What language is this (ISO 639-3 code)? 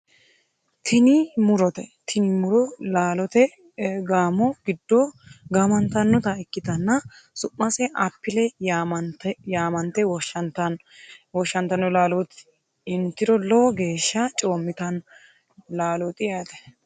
sid